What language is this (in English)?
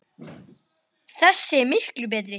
Icelandic